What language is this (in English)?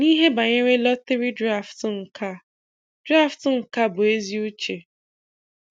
Igbo